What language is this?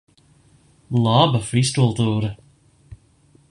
Latvian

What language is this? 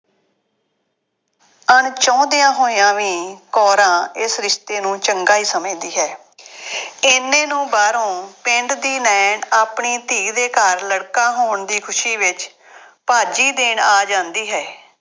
Punjabi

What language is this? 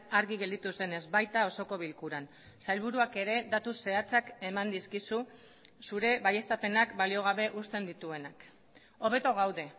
Basque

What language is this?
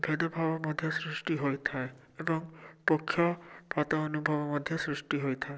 Odia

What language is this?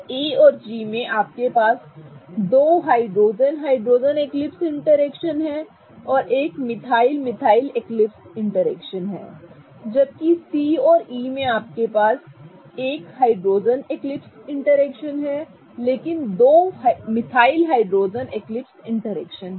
Hindi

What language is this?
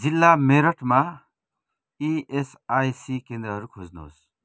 Nepali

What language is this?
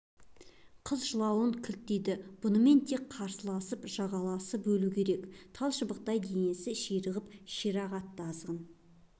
Kazakh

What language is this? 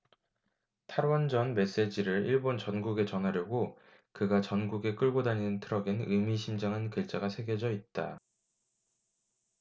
Korean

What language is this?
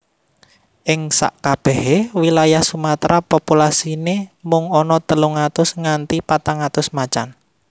Javanese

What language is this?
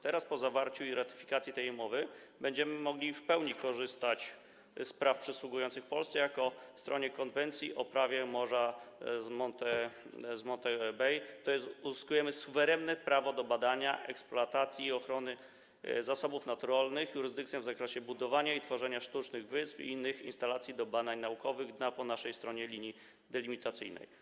Polish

